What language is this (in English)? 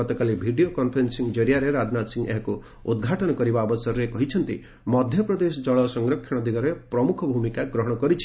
Odia